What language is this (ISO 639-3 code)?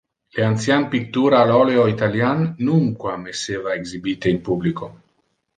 ina